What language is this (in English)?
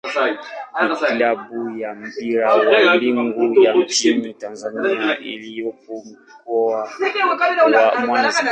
Swahili